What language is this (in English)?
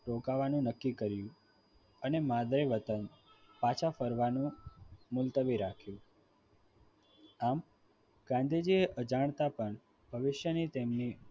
Gujarati